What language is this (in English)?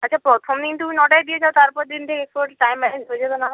Bangla